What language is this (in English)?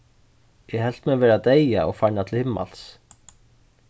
Faroese